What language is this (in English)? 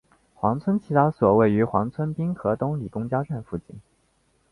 Chinese